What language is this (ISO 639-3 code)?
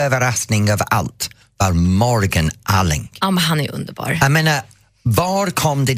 swe